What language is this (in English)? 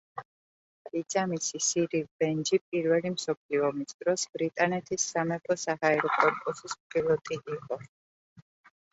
Georgian